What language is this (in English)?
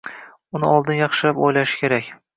Uzbek